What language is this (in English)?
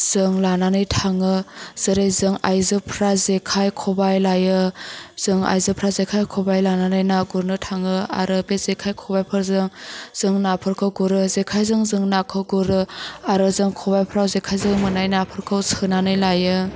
Bodo